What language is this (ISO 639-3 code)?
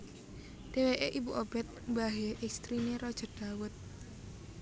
jav